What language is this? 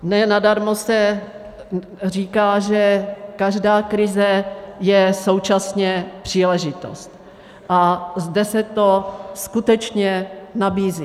Czech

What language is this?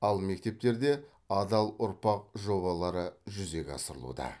Kazakh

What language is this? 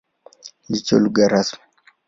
Swahili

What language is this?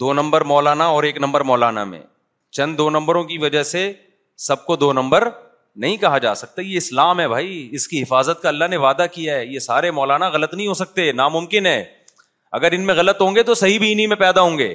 Urdu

